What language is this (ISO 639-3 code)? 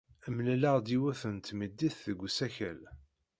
kab